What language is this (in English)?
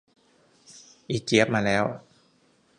Thai